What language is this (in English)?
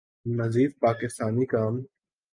Urdu